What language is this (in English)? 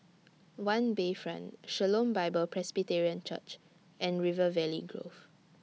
English